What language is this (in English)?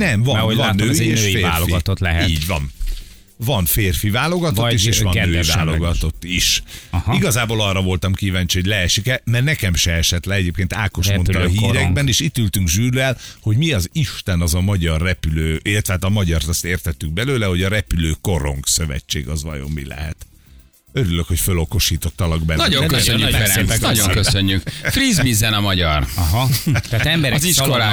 Hungarian